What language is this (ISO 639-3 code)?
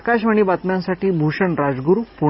mar